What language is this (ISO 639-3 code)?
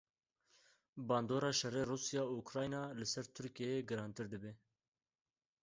kur